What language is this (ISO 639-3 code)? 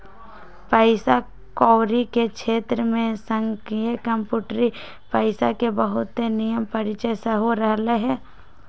mag